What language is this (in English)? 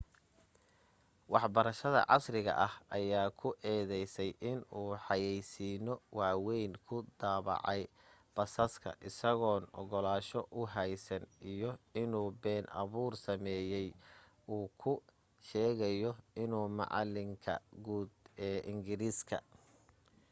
Somali